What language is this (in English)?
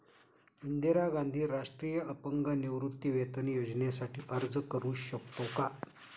Marathi